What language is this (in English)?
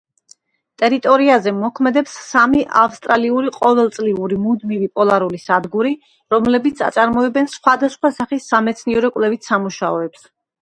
Georgian